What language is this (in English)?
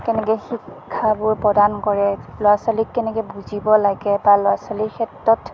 Assamese